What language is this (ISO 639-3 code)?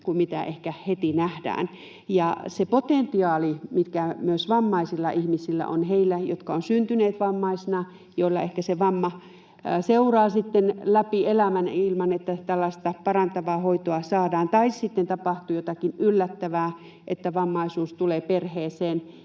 fin